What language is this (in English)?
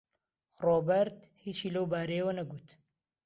Central Kurdish